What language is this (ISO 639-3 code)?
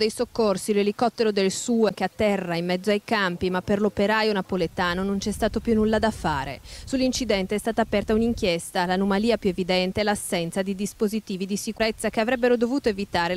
ita